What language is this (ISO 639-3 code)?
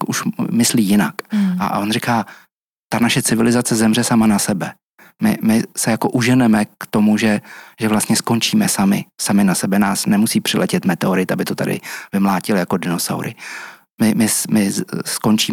ces